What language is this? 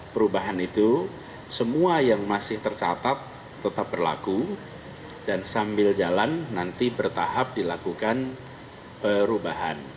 Indonesian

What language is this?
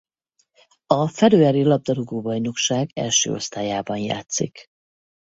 Hungarian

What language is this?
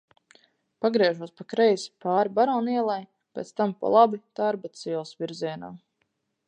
Latvian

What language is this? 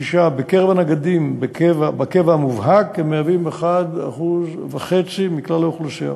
Hebrew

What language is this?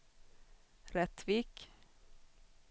Swedish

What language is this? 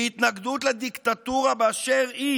Hebrew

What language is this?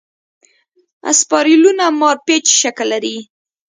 Pashto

